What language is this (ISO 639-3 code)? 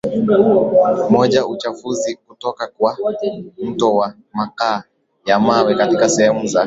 swa